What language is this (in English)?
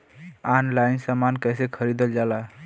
Bhojpuri